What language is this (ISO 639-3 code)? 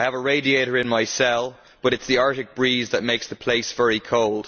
eng